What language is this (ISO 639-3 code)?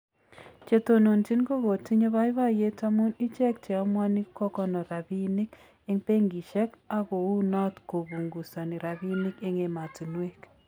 kln